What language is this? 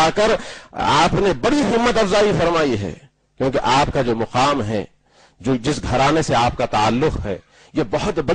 Arabic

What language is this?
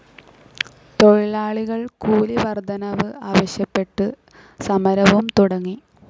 Malayalam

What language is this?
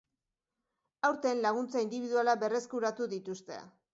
Basque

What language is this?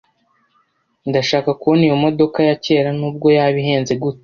Kinyarwanda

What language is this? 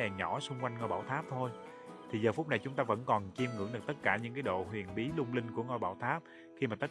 Vietnamese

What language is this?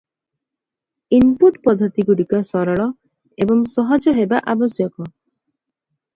Odia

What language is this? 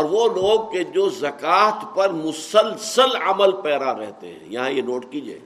Urdu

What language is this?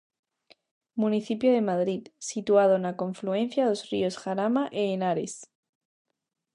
Galician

